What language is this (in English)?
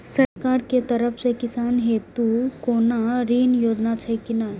Maithili